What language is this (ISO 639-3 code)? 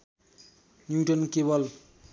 nep